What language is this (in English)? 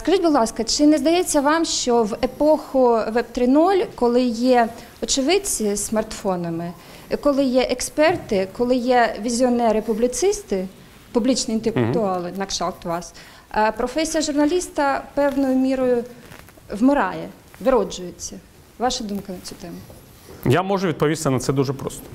Ukrainian